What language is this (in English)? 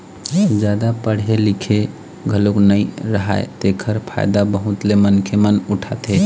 Chhattisgarhi